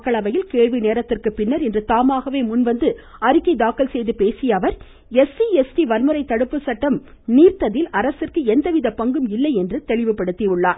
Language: Tamil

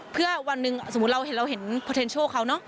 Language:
Thai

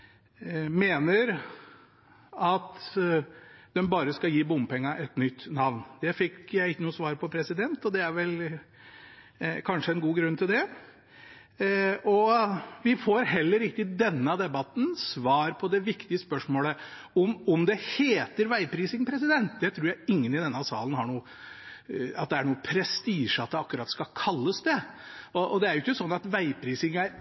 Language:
Norwegian Bokmål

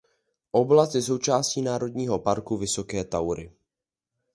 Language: Czech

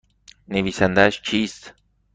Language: Persian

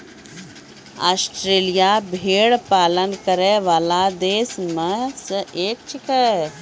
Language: Maithili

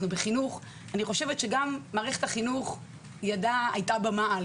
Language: Hebrew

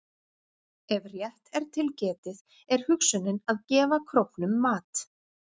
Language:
Icelandic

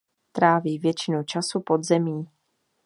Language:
Czech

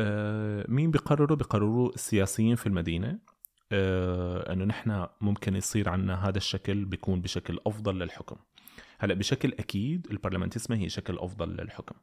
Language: Arabic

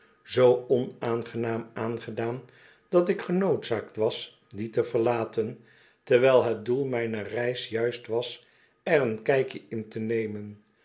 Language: Dutch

